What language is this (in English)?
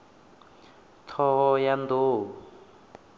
Venda